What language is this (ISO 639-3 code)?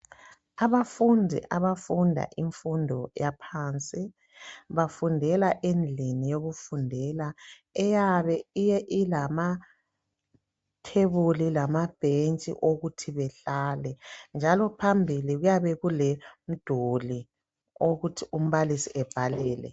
nde